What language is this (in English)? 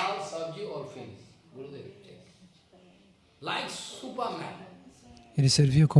Portuguese